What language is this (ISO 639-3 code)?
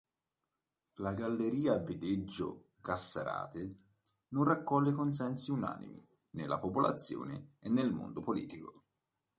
ita